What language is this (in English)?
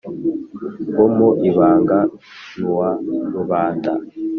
Kinyarwanda